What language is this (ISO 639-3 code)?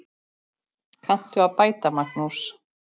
isl